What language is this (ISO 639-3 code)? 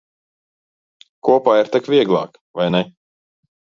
lav